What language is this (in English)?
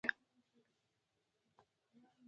Pashto